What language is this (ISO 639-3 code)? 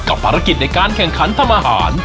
tha